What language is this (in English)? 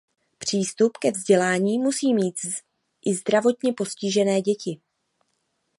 Czech